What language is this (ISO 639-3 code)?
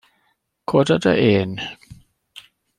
cym